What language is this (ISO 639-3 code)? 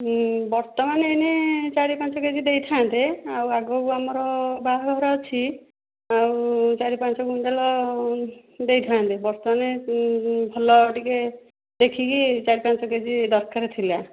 ori